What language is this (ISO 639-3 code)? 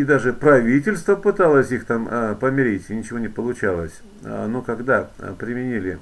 rus